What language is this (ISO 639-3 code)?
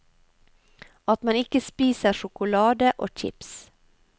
nor